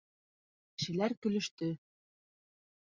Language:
Bashkir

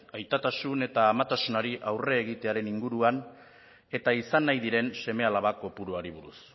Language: Basque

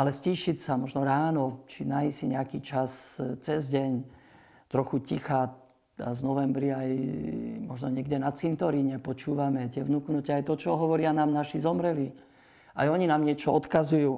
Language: Slovak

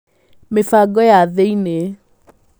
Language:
Kikuyu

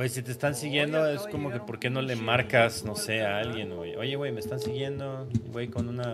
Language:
Spanish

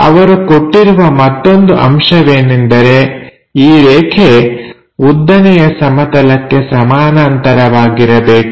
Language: Kannada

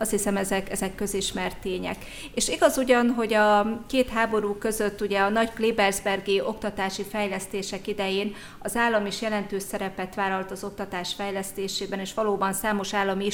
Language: Hungarian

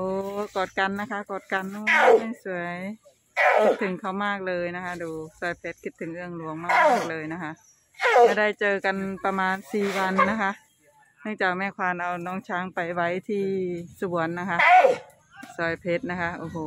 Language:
Thai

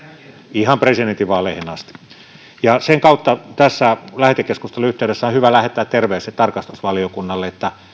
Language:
Finnish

